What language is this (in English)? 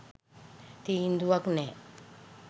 Sinhala